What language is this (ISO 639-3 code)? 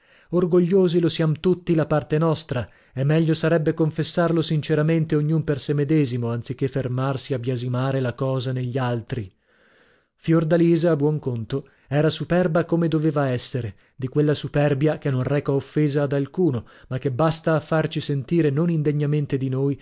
ita